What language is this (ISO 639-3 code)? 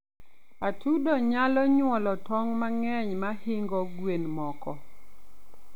luo